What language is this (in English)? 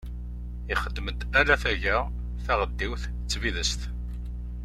Kabyle